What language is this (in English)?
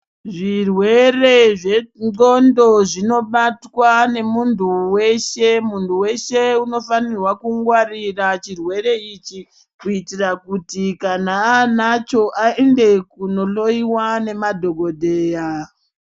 Ndau